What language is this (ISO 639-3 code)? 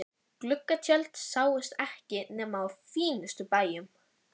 isl